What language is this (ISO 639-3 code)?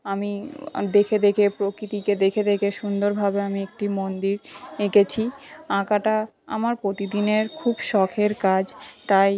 ben